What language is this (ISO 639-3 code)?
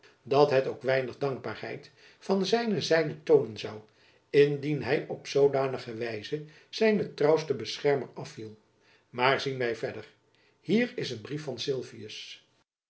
nld